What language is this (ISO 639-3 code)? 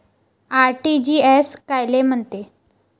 mar